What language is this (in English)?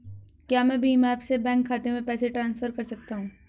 Hindi